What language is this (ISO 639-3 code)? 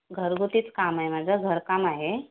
mar